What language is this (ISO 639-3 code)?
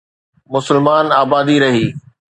snd